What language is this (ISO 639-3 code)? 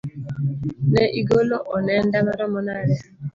luo